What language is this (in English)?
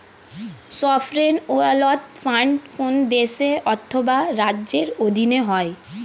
Bangla